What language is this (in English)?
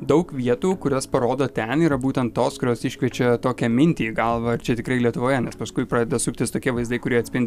Lithuanian